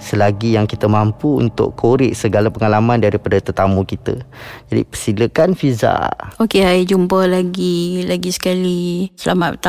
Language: Malay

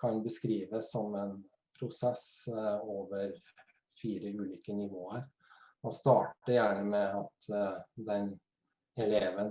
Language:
Norwegian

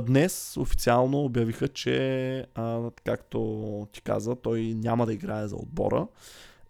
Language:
Bulgarian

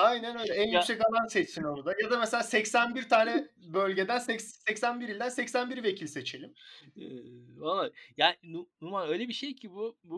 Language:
Turkish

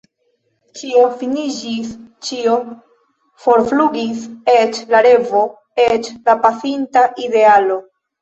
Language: Esperanto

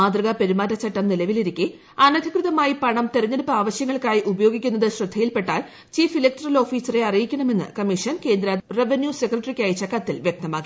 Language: Malayalam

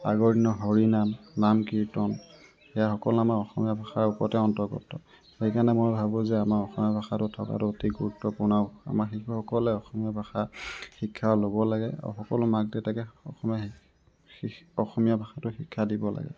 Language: Assamese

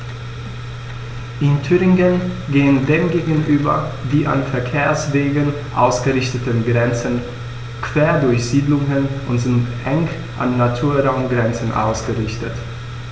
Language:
German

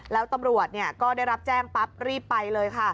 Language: Thai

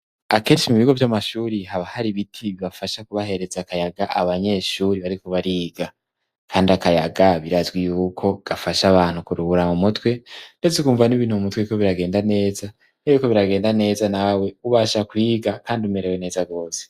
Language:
Rundi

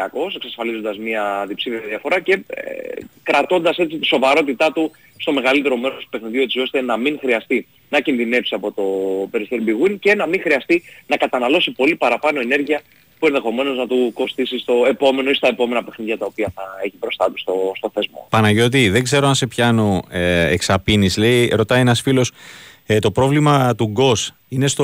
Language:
Greek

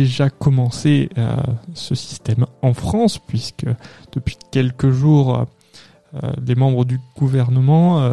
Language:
French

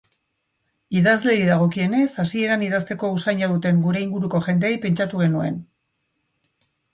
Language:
Basque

